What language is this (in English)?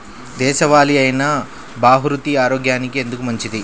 Telugu